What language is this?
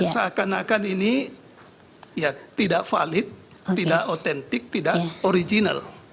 Indonesian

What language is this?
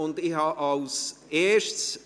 Swiss German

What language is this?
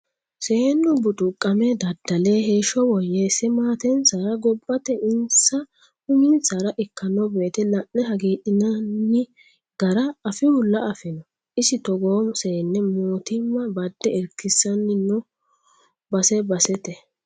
Sidamo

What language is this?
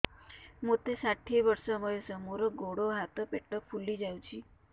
Odia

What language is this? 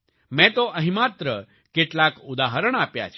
Gujarati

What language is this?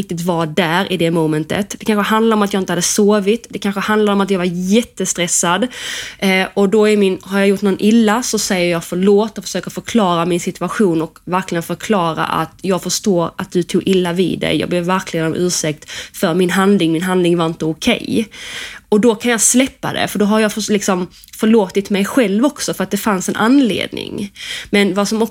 Swedish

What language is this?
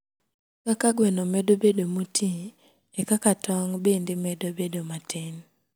Luo (Kenya and Tanzania)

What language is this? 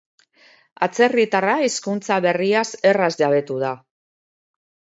Basque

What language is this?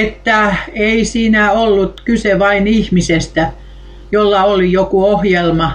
Finnish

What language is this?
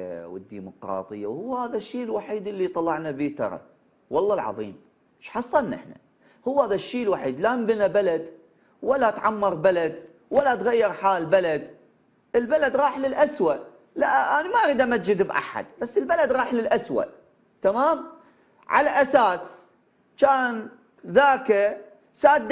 Arabic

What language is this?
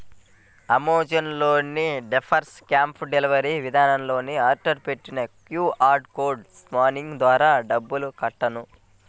Telugu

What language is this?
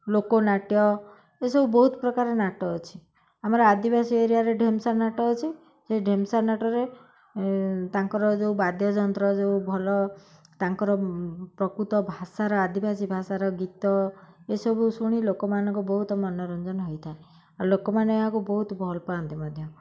Odia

